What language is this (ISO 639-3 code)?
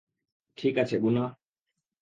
ben